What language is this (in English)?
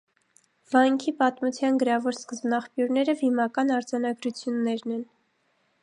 Armenian